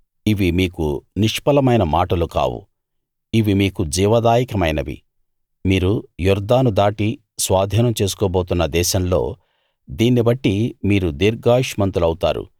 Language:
Telugu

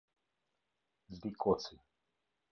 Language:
Albanian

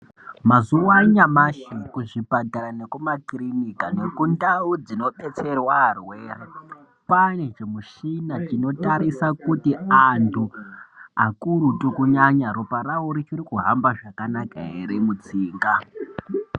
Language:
Ndau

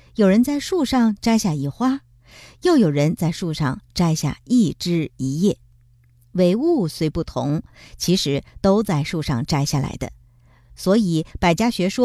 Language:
Chinese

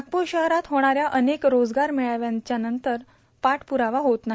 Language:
Marathi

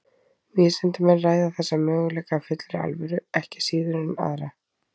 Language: Icelandic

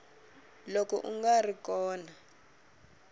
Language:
Tsonga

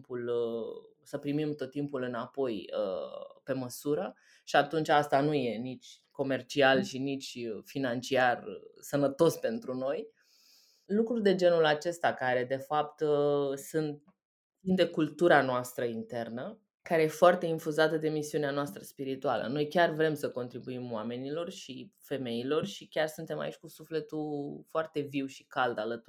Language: Romanian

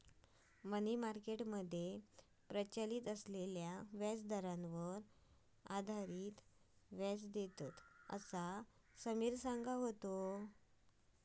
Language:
Marathi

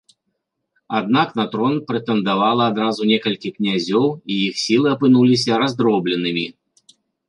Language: Belarusian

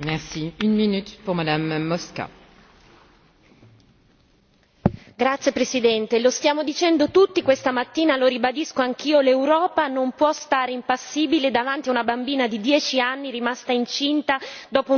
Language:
Italian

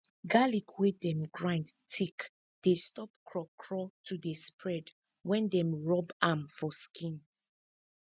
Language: Nigerian Pidgin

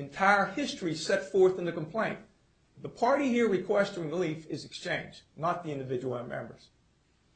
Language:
English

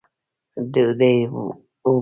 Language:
Pashto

